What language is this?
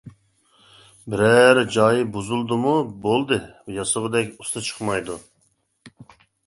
Uyghur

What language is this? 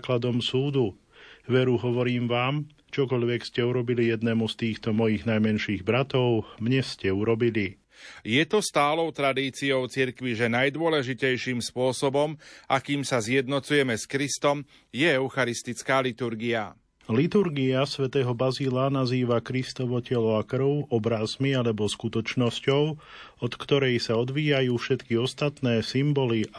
Slovak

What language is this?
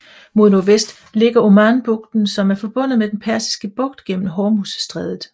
Danish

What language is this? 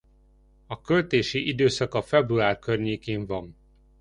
Hungarian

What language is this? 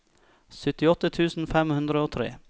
Norwegian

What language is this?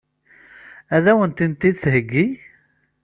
Kabyle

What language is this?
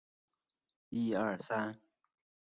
Chinese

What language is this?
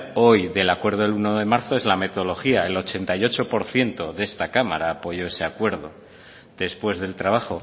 Spanish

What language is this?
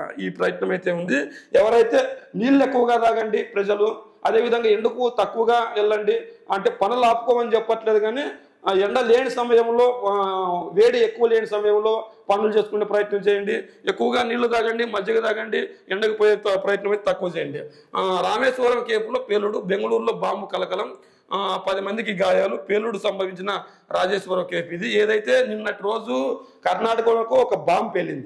Telugu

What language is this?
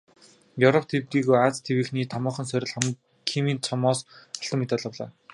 Mongolian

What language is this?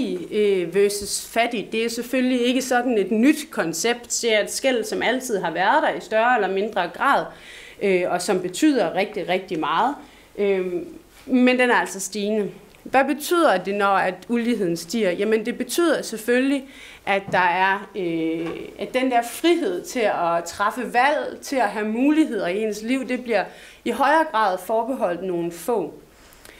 Danish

